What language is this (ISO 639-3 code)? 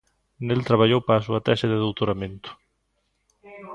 glg